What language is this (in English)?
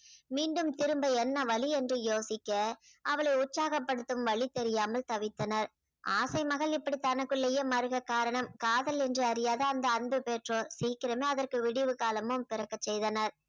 Tamil